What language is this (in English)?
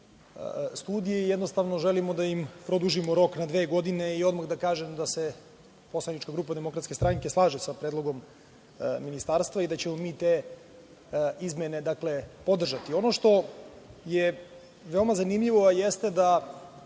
Serbian